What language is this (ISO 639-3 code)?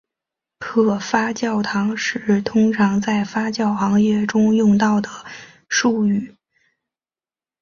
zho